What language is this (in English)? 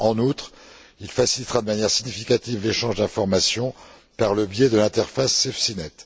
French